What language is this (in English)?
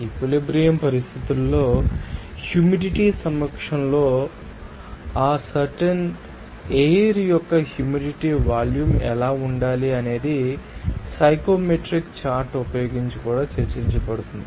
Telugu